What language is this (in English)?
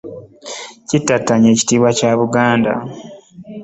Ganda